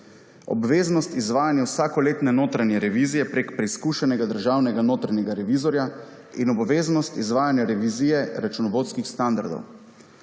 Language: Slovenian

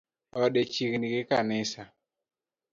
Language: Luo (Kenya and Tanzania)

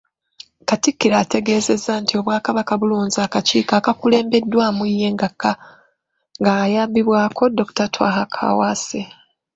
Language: Ganda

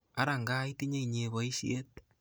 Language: Kalenjin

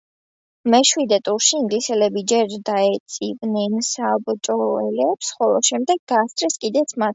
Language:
Georgian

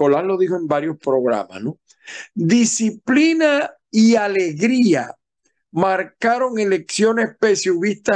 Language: Spanish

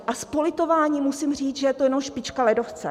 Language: Czech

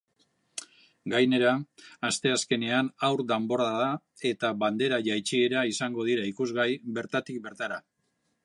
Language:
Basque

